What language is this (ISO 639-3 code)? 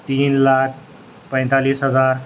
urd